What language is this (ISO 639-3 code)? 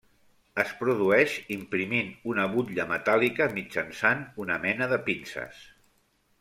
cat